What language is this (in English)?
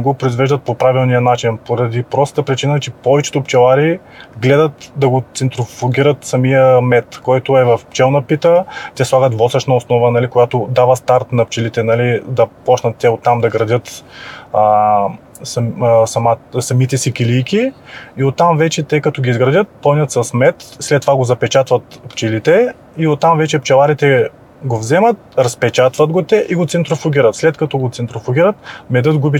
Bulgarian